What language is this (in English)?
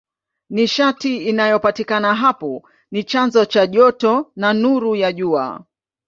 Swahili